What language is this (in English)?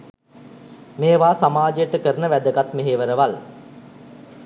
Sinhala